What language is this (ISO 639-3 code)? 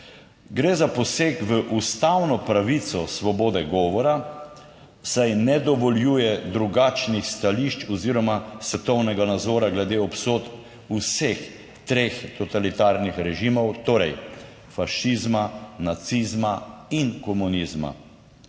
slv